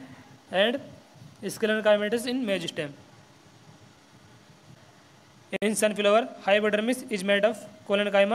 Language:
Hindi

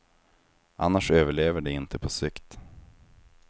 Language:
Swedish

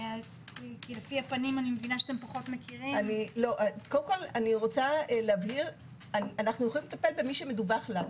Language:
Hebrew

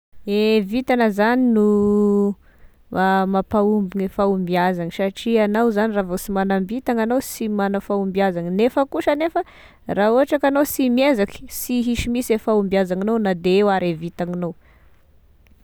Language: Tesaka Malagasy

